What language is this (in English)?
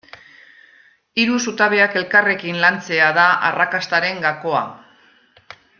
Basque